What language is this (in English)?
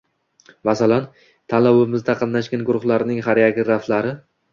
Uzbek